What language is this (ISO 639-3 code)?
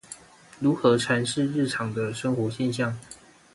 zho